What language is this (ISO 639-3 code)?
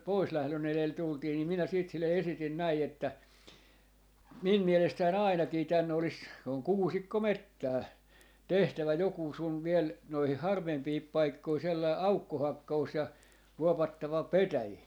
fin